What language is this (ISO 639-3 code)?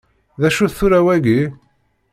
kab